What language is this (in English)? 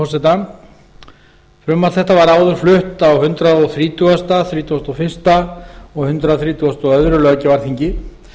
Icelandic